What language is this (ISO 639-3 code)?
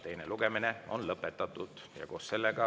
est